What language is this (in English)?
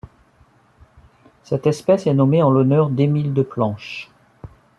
French